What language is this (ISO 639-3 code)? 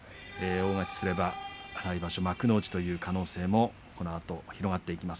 jpn